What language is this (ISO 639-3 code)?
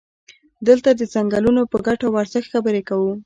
pus